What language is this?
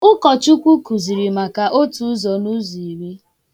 Igbo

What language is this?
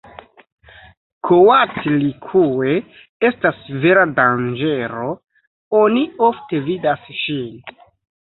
Esperanto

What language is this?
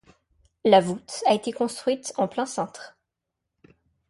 French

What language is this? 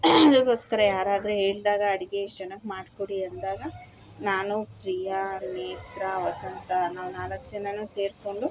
Kannada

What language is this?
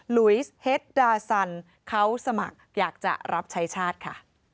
Thai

